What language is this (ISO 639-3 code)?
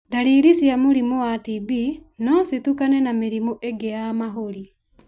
kik